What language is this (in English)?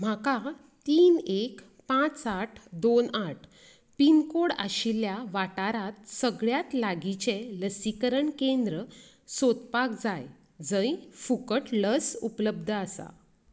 Konkani